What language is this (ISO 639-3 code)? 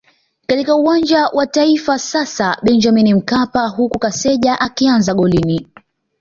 swa